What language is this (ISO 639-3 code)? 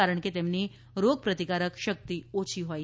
guj